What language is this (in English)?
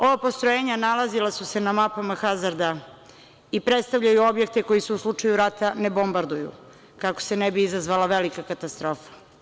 Serbian